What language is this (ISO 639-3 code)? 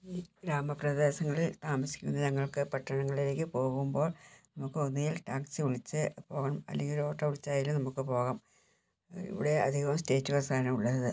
mal